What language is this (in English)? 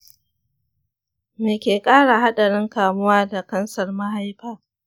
Hausa